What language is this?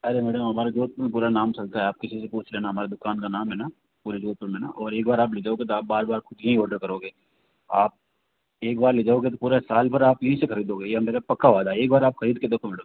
Hindi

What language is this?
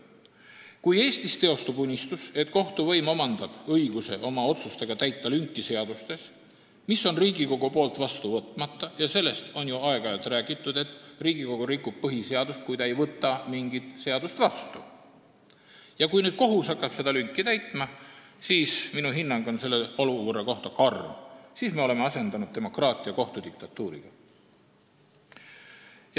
Estonian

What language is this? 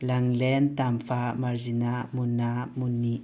Manipuri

